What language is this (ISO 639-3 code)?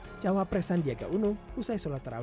ind